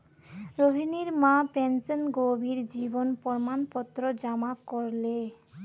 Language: Magahi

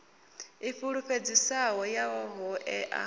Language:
Venda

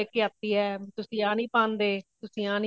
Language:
Punjabi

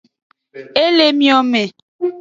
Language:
Aja (Benin)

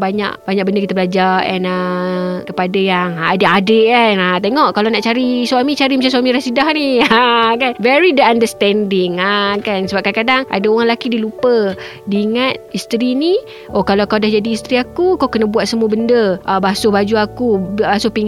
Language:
Malay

